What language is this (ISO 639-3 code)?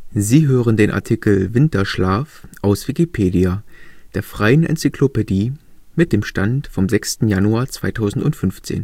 deu